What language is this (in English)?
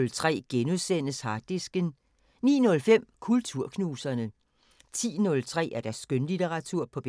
Danish